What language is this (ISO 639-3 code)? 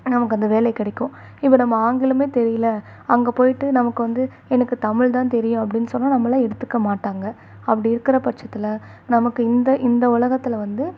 tam